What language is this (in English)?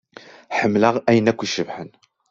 Kabyle